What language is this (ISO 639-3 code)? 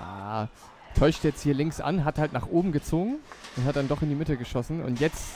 deu